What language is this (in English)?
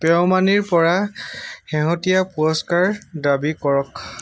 Assamese